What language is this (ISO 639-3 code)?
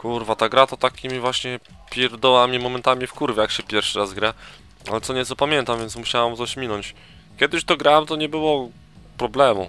pol